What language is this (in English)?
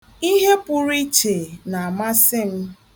Igbo